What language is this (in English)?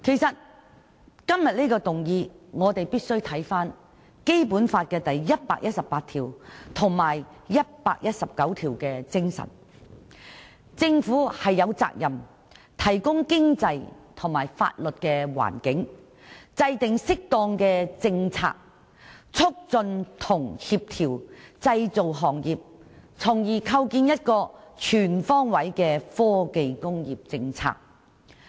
Cantonese